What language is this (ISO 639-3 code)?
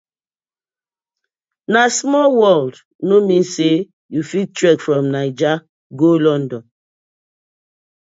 pcm